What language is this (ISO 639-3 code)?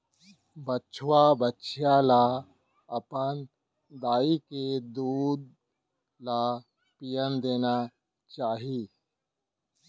hne